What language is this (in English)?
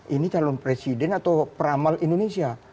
Indonesian